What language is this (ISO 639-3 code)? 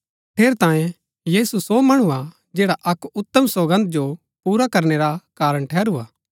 gbk